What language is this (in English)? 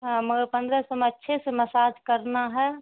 Urdu